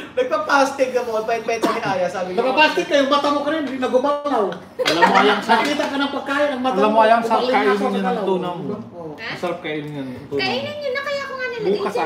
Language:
Filipino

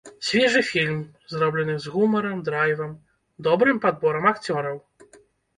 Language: Belarusian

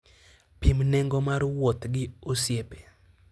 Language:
Luo (Kenya and Tanzania)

